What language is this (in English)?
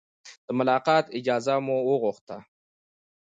Pashto